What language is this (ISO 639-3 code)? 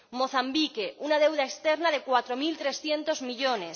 spa